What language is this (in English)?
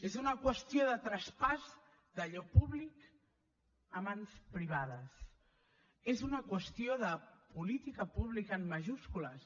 Catalan